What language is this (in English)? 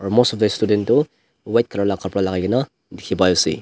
Naga Pidgin